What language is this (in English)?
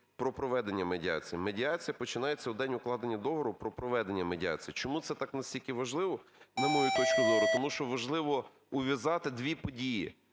Ukrainian